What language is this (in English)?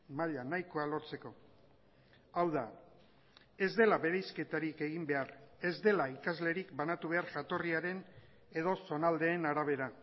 Basque